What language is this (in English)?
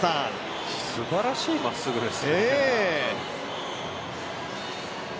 Japanese